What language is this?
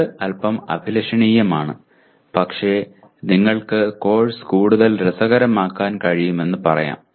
Malayalam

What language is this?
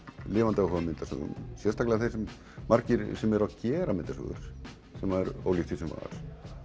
Icelandic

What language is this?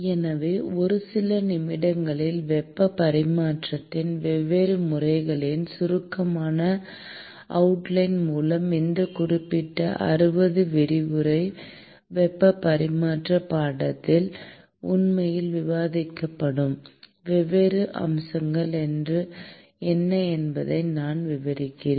Tamil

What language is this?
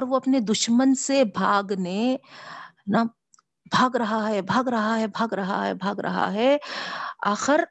Urdu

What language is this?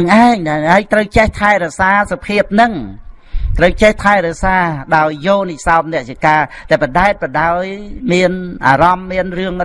Vietnamese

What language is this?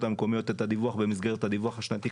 Hebrew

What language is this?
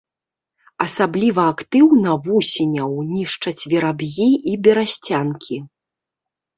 Belarusian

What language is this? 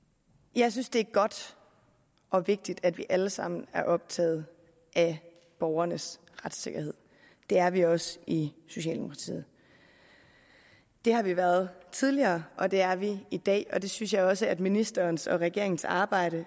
Danish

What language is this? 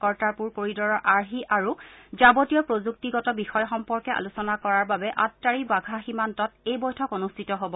Assamese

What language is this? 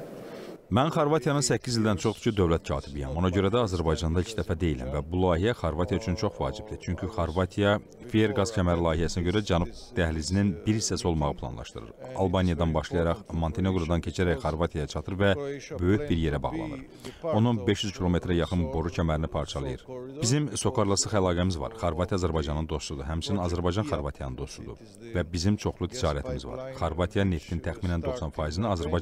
Turkish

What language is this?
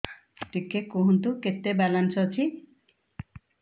Odia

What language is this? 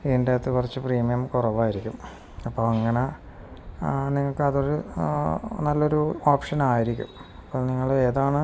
Malayalam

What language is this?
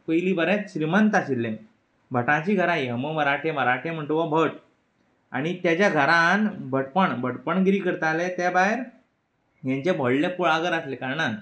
Konkani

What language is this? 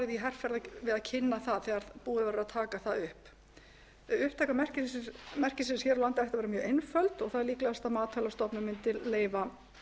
Icelandic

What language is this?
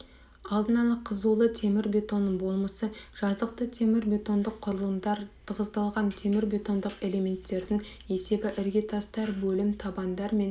Kazakh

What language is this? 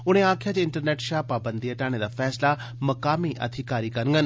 Dogri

